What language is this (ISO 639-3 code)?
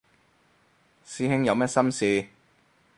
yue